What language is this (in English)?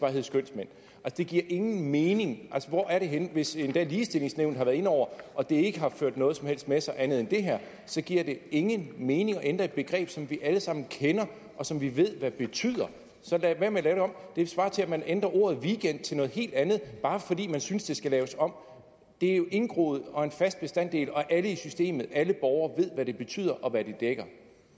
Danish